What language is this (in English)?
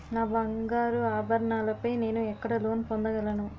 Telugu